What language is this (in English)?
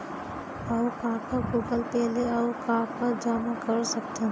Chhattisgarhi